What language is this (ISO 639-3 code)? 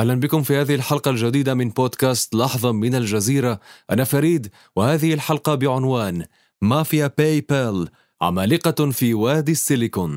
ara